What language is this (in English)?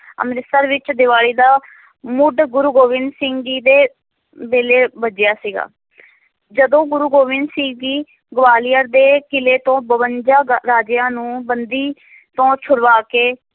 Punjabi